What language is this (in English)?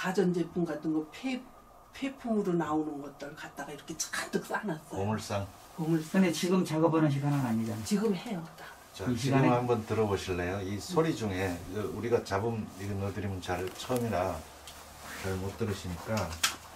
Korean